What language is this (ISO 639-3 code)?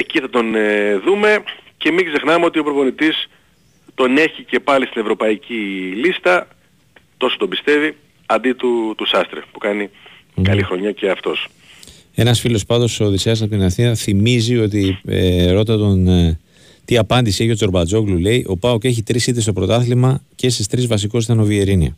ell